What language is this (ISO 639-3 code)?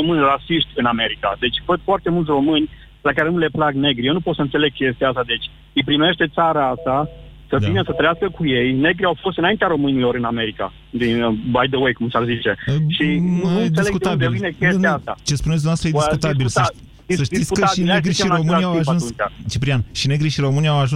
ron